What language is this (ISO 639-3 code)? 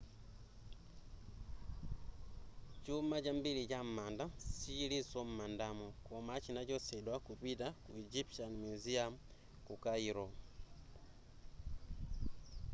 nya